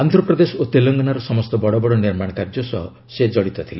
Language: Odia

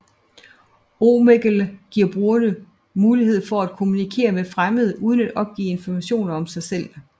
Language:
Danish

